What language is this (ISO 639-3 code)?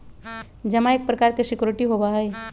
mag